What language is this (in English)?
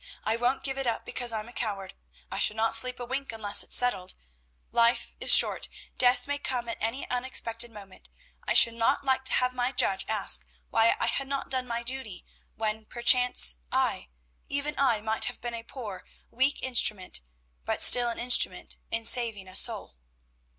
English